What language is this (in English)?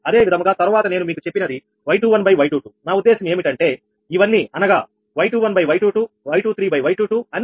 Telugu